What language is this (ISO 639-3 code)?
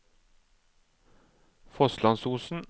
nor